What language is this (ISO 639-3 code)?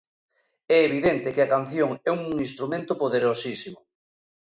glg